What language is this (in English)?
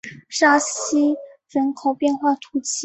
Chinese